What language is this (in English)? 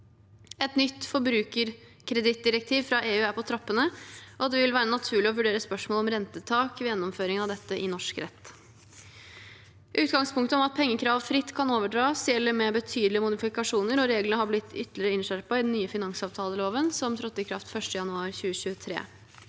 Norwegian